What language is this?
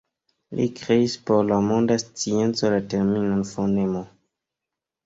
Esperanto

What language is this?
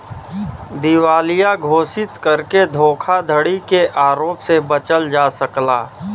Bhojpuri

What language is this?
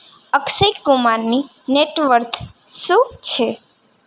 Gujarati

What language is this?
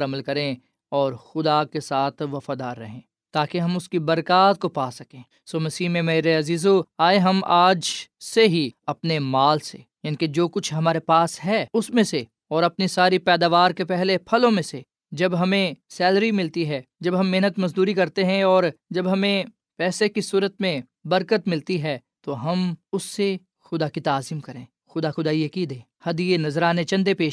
Urdu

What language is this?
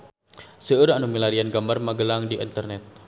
Sundanese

